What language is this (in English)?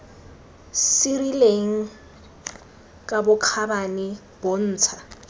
Tswana